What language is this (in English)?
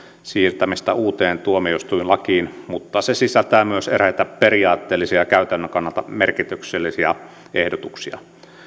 Finnish